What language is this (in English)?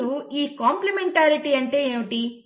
Telugu